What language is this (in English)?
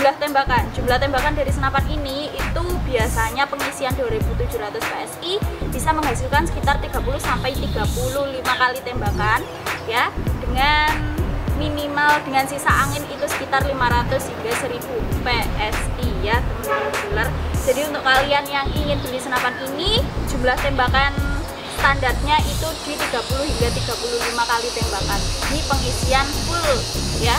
Indonesian